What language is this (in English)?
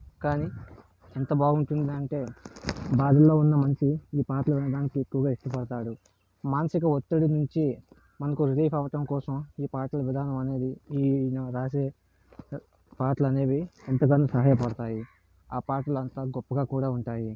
Telugu